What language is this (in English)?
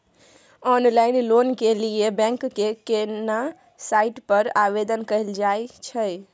Maithili